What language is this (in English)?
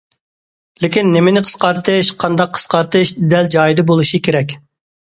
Uyghur